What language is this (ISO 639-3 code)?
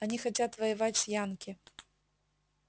rus